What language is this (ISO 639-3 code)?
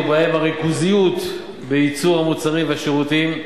heb